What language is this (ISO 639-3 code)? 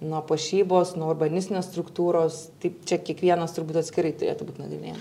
lit